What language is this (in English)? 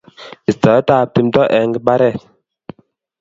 Kalenjin